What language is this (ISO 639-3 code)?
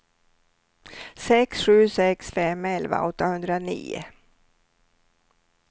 swe